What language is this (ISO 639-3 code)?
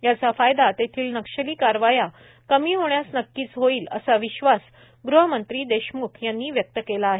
mar